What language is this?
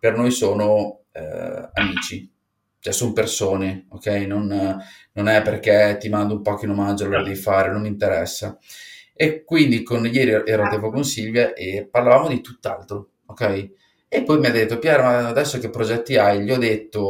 Italian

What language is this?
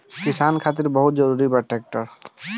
Bhojpuri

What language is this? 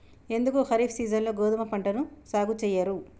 Telugu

